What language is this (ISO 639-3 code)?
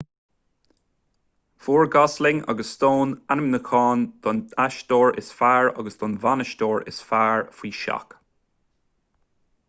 gle